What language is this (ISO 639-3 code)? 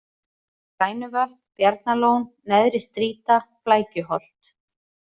isl